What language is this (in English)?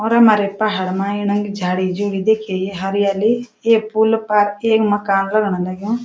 Garhwali